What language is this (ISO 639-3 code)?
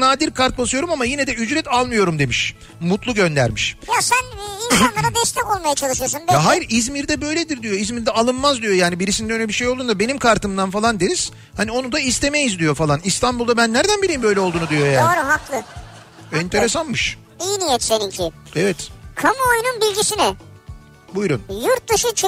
tur